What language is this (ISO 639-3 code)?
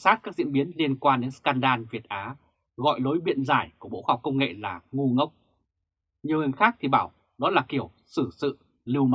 vie